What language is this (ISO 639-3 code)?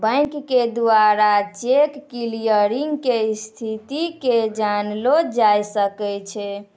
mai